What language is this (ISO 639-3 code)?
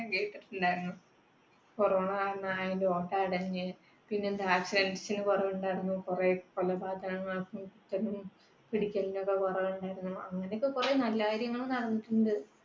mal